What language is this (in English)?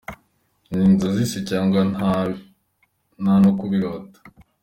Kinyarwanda